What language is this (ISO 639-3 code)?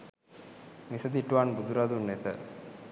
sin